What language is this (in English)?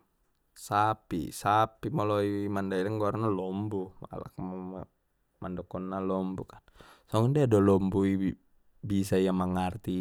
Batak Mandailing